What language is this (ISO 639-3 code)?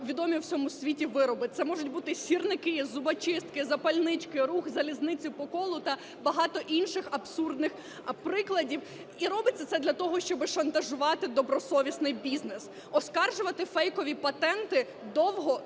ukr